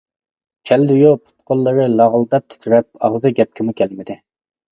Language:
Uyghur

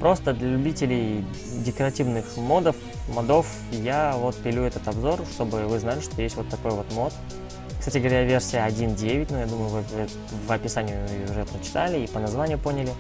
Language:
Russian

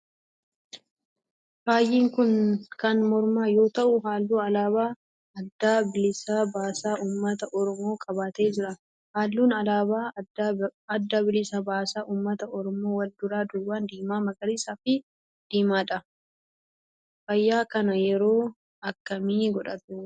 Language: Oromo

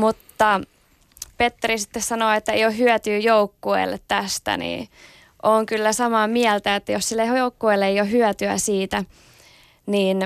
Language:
Finnish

